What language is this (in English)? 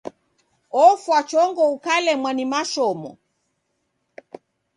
Taita